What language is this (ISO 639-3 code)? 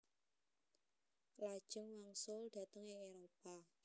jav